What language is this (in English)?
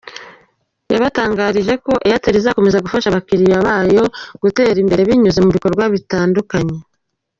Kinyarwanda